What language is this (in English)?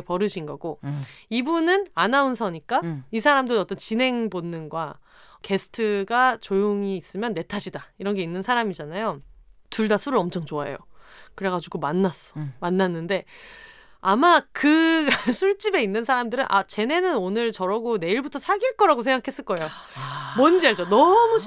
Korean